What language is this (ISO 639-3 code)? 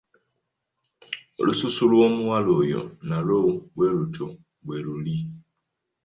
lug